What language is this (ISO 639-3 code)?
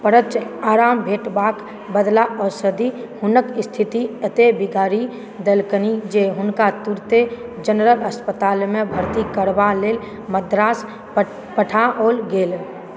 mai